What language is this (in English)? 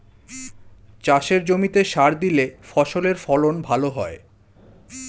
Bangla